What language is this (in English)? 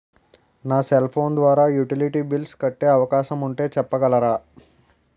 Telugu